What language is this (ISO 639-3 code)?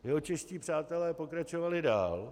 ces